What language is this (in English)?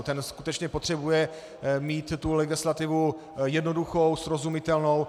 Czech